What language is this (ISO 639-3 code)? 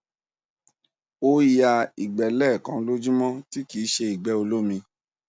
yor